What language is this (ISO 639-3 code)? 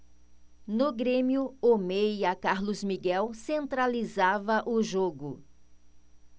por